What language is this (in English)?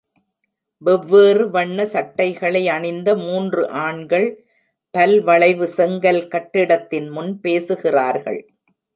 Tamil